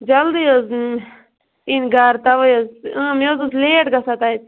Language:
Kashmiri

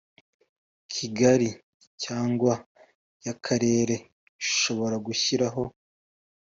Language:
Kinyarwanda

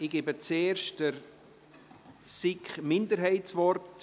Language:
Swiss German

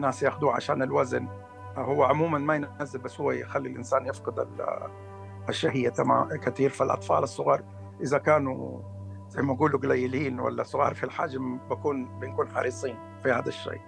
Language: Arabic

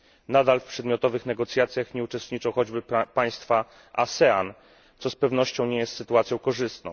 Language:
Polish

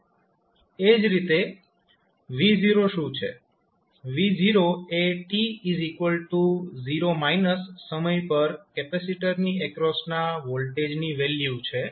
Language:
Gujarati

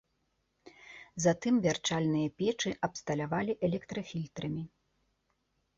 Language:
Belarusian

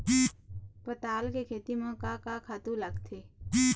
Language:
Chhattisgarhi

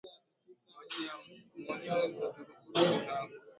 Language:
Swahili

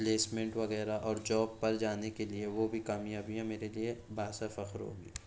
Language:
Urdu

